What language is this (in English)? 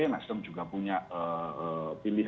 Indonesian